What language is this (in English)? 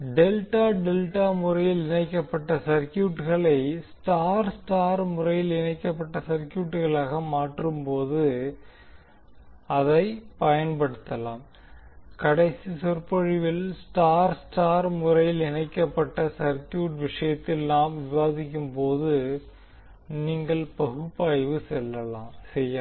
Tamil